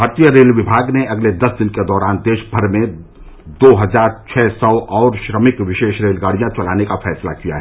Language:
Hindi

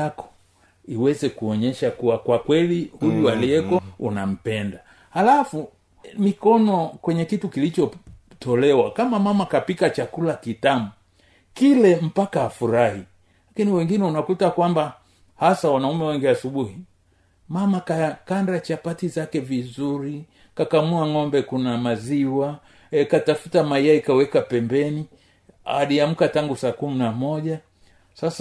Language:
Swahili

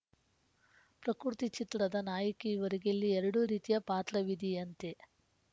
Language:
Kannada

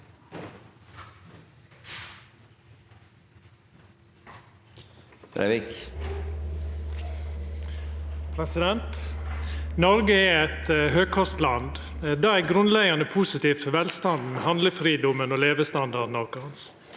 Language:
Norwegian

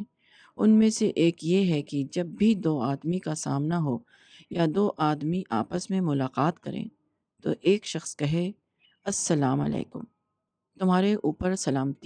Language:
Urdu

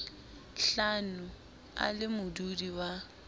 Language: Southern Sotho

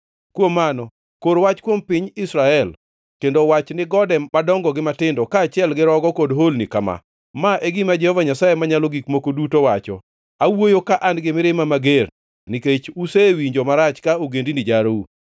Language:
Luo (Kenya and Tanzania)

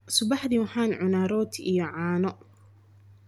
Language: Somali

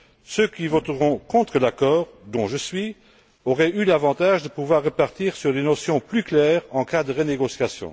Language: French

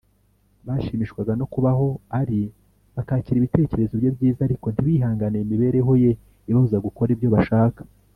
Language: Kinyarwanda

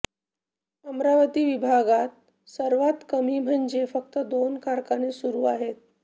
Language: Marathi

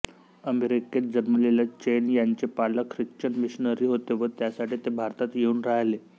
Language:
Marathi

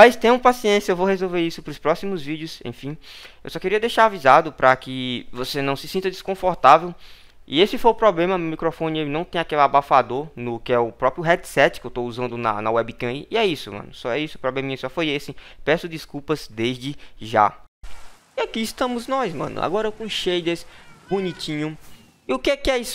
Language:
Portuguese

